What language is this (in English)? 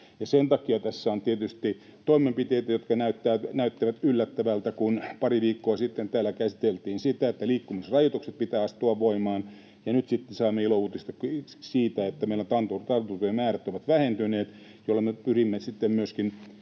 Finnish